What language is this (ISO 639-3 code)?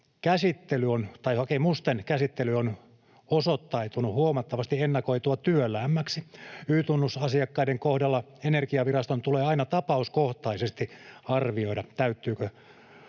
fin